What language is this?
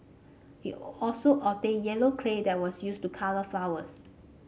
English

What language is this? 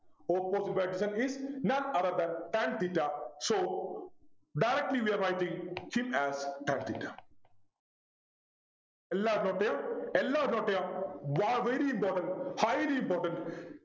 Malayalam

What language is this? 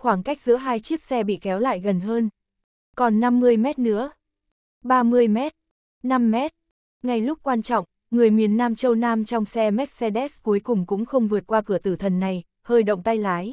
Vietnamese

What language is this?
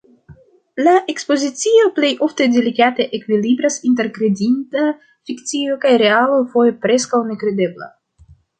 Esperanto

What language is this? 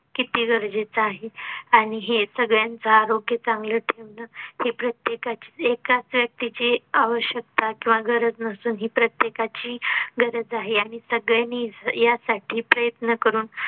Marathi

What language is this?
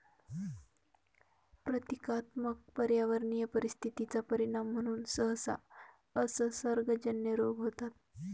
Marathi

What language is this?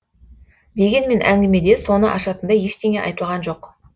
Kazakh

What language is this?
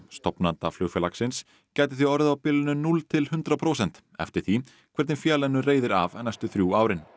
Icelandic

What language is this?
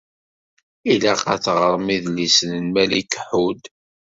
Kabyle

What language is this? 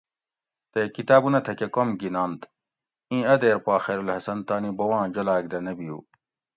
Gawri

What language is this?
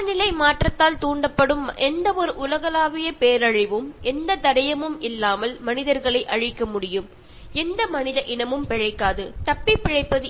Malayalam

